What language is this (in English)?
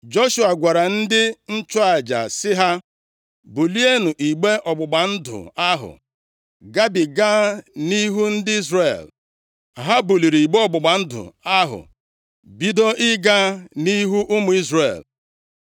Igbo